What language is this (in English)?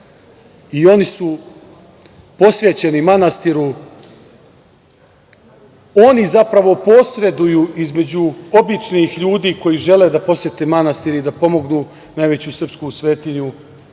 Serbian